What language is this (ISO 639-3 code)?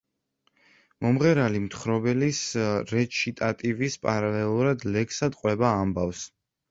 kat